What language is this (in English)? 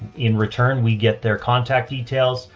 English